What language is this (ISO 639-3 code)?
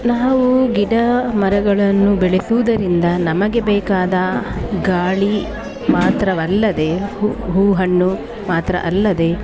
kan